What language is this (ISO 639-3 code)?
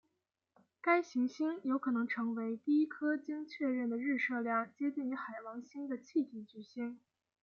zho